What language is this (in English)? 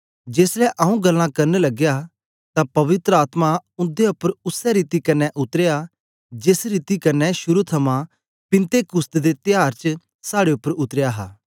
Dogri